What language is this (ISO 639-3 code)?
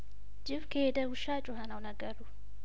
amh